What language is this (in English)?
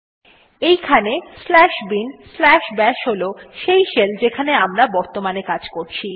Bangla